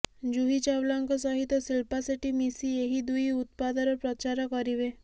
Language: Odia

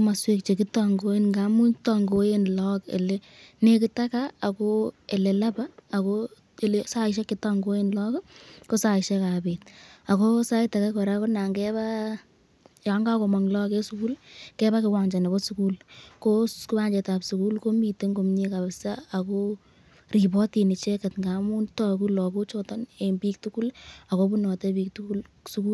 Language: Kalenjin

